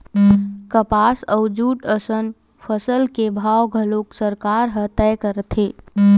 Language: Chhattisgarhi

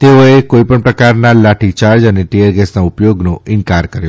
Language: Gujarati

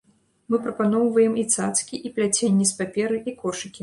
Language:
Belarusian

